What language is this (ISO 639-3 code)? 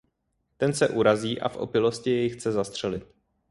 ces